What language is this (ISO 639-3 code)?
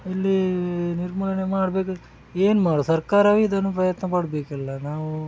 kan